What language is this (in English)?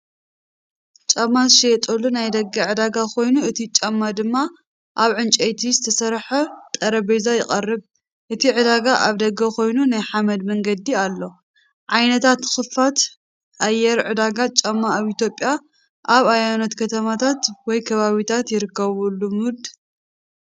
Tigrinya